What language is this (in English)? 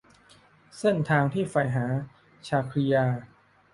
Thai